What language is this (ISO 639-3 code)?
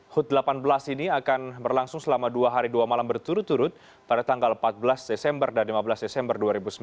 ind